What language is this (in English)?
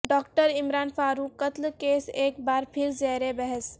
Urdu